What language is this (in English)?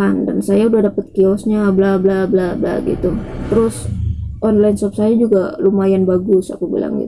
Indonesian